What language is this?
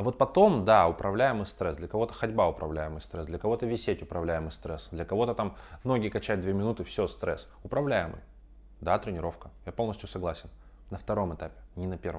Russian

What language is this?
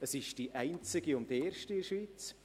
Swiss German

